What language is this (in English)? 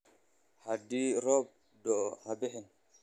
Somali